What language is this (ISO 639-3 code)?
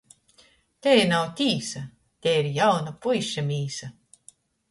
ltg